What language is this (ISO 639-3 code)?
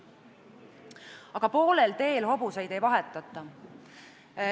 est